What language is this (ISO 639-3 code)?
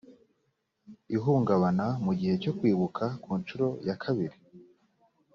kin